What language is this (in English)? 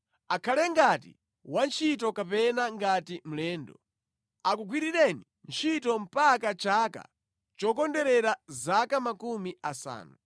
Nyanja